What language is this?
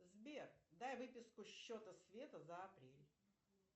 Russian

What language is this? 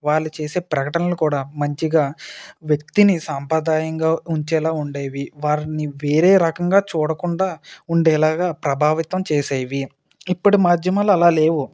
Telugu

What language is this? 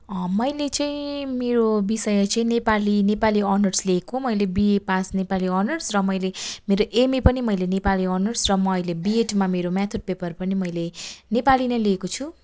Nepali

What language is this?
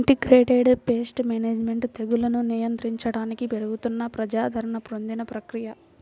Telugu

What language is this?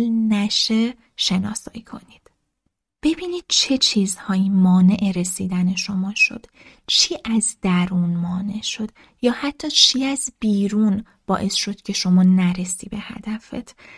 Persian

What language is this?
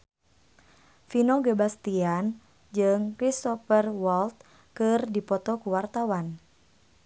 Sundanese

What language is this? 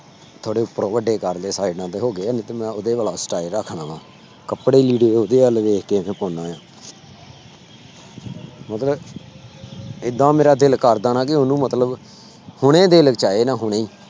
Punjabi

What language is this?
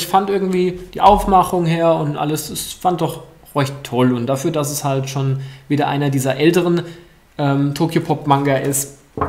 German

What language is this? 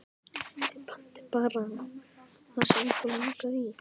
Icelandic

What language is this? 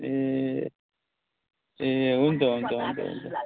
Nepali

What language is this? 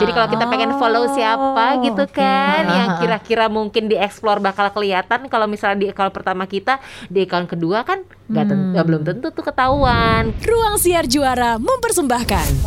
Indonesian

